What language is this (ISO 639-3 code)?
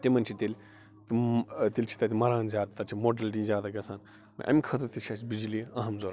kas